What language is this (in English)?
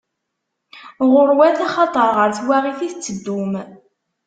Kabyle